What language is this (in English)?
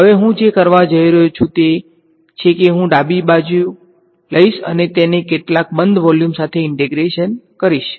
Gujarati